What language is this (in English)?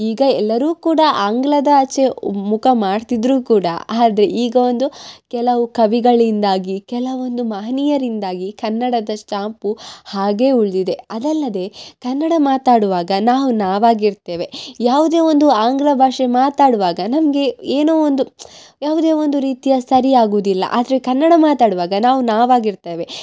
Kannada